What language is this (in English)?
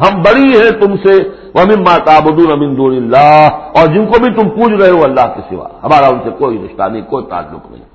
Urdu